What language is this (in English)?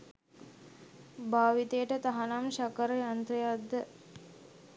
Sinhala